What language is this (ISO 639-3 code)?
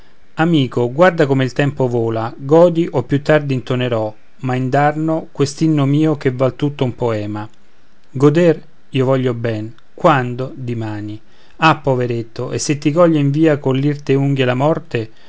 ita